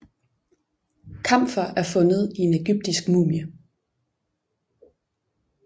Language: Danish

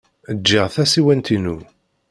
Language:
Kabyle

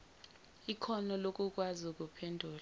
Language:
Zulu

